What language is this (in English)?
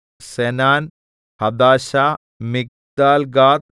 Malayalam